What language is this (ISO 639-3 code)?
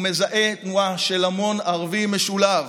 heb